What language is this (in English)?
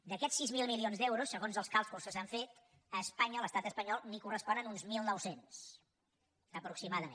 Catalan